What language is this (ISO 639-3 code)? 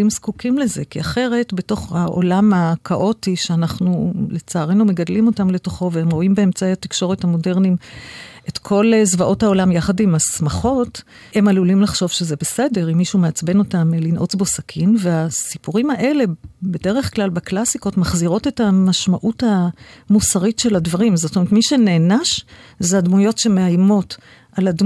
heb